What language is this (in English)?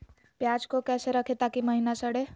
Magahi